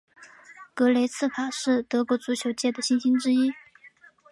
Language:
Chinese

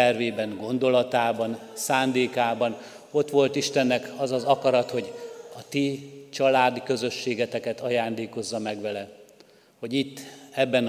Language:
Hungarian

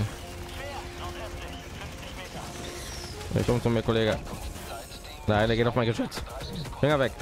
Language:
German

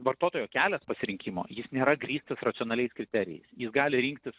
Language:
Lithuanian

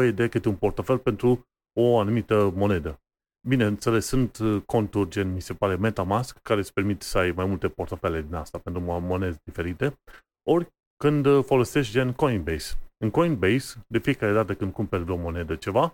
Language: Romanian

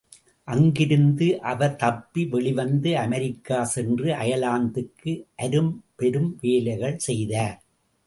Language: Tamil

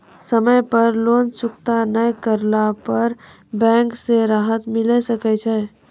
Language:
Maithili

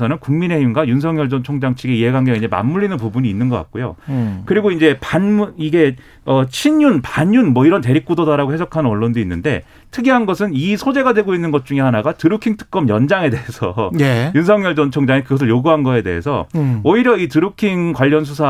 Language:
Korean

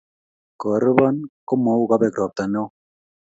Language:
Kalenjin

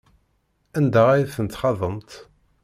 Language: Kabyle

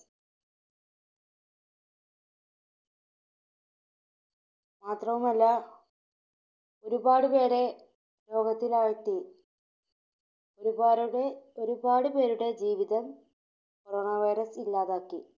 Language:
Malayalam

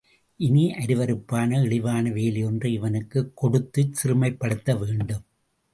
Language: Tamil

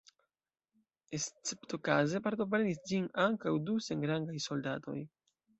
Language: Esperanto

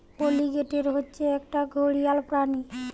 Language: Bangla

